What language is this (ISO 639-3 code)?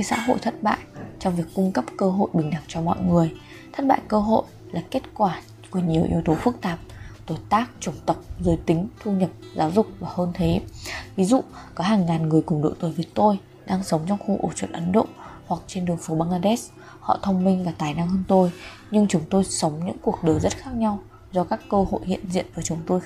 vie